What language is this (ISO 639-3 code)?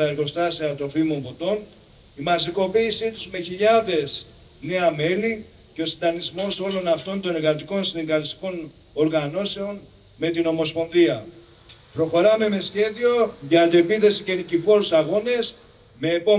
ell